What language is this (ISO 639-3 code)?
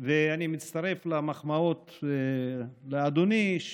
heb